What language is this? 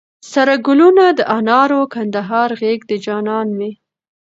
Pashto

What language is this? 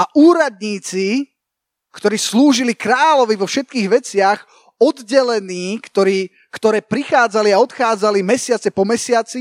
Slovak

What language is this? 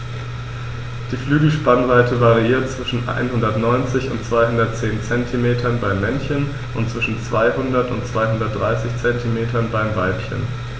German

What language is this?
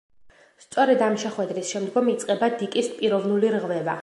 Georgian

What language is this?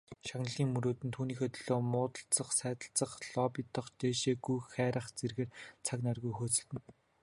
Mongolian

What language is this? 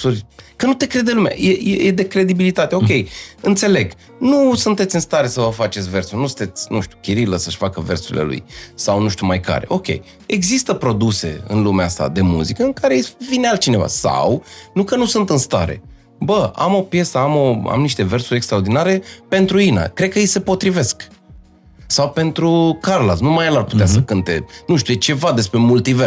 Romanian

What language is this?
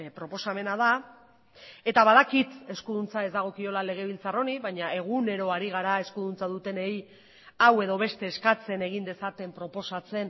Basque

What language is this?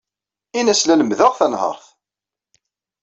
Kabyle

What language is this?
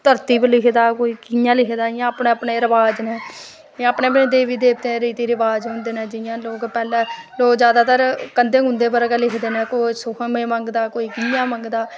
Dogri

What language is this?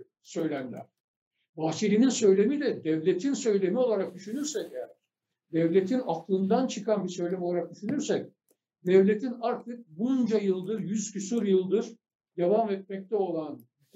Turkish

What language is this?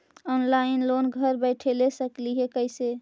Magahi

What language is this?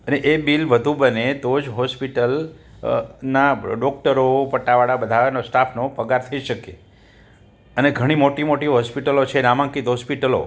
Gujarati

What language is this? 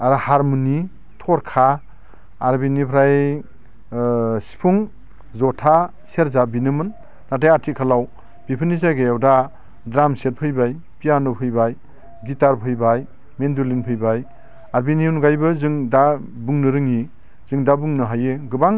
Bodo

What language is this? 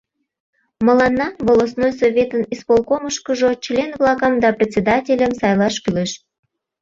Mari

